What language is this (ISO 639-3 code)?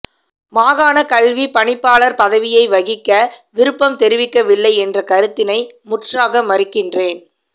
tam